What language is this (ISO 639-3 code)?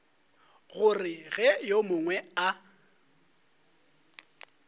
nso